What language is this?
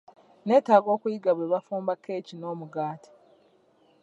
Ganda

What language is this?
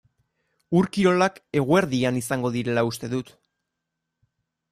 Basque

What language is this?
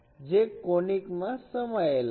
Gujarati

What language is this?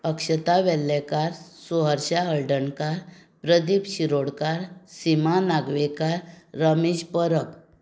Konkani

